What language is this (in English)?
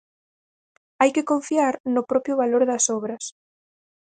Galician